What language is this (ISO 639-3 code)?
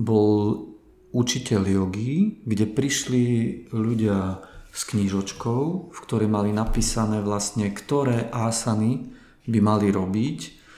slk